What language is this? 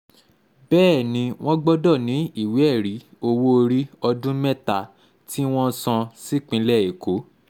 Yoruba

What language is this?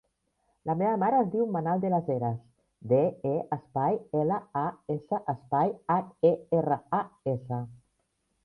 Catalan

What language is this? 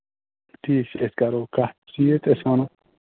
Kashmiri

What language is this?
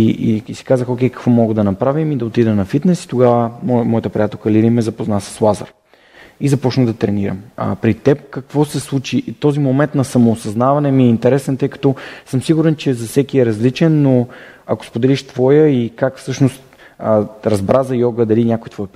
Bulgarian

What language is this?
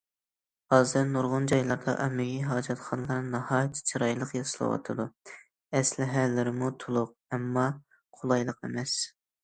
Uyghur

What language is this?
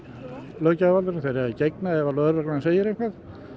Icelandic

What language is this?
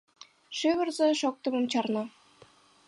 Mari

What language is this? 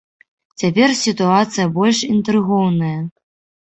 Belarusian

